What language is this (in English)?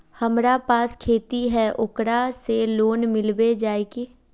Magahi